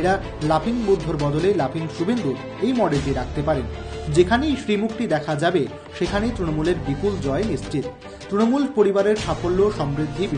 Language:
Hindi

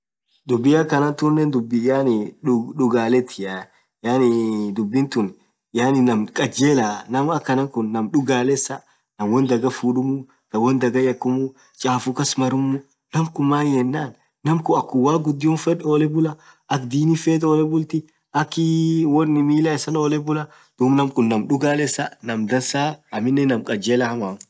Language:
Orma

